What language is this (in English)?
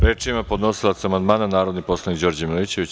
Serbian